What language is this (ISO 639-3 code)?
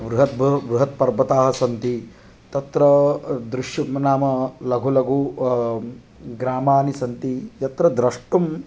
san